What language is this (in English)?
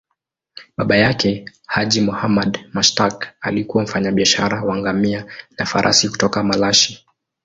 Swahili